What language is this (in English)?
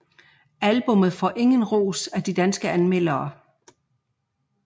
Danish